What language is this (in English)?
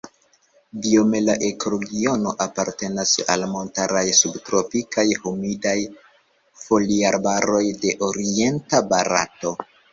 Esperanto